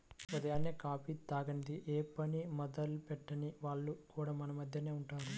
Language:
Telugu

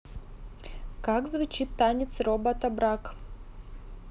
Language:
Russian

